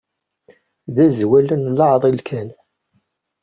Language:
Kabyle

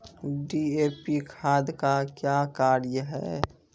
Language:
Maithili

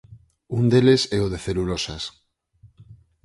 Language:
Galician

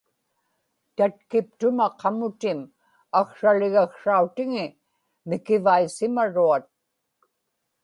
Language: Inupiaq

